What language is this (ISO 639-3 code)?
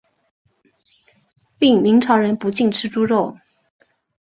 zho